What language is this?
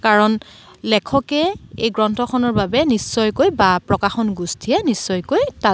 Assamese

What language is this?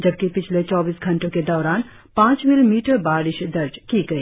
Hindi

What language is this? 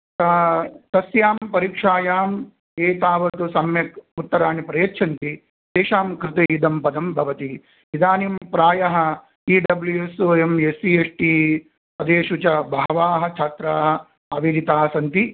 Sanskrit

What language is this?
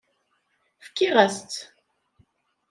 Kabyle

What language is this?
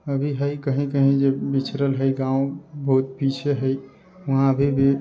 Maithili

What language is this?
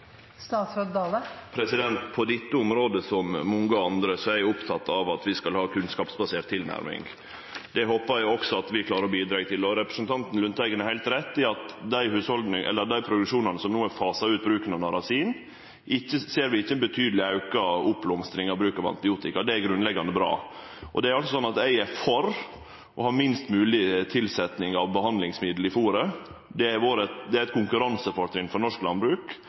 Norwegian Nynorsk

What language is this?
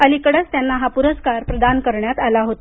Marathi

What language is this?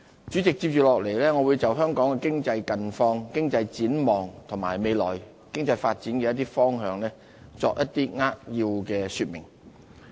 Cantonese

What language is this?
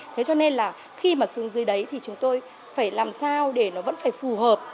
Vietnamese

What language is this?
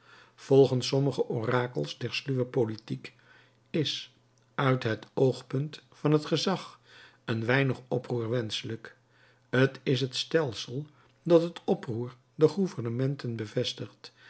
Dutch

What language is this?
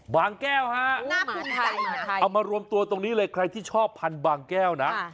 Thai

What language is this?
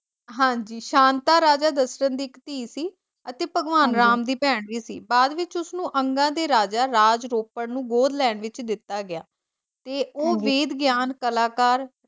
Punjabi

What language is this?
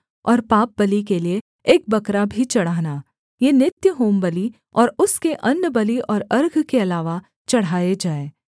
Hindi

